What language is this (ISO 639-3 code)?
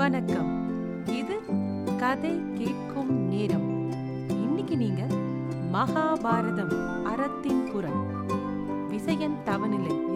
tam